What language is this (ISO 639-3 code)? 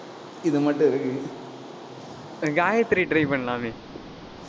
tam